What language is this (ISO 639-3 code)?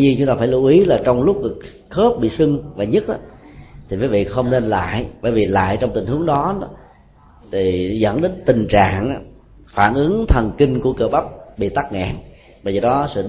vie